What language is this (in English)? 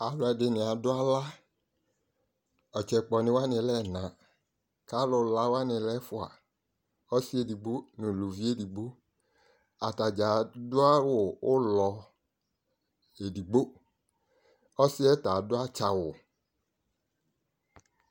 Ikposo